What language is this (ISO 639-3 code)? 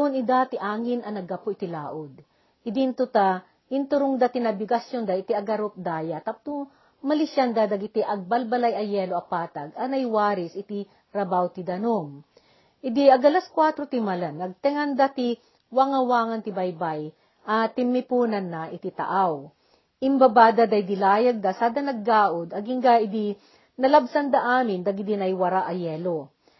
fil